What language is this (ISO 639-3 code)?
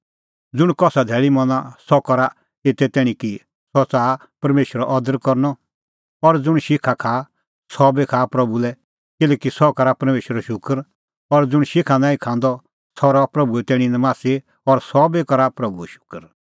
kfx